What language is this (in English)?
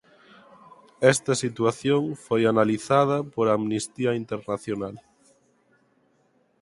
Galician